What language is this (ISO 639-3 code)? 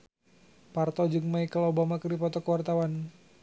sun